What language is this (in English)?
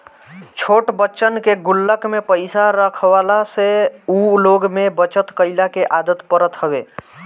Bhojpuri